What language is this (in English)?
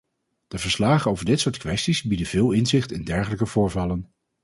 Dutch